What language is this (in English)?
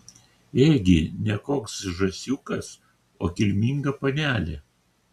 Lithuanian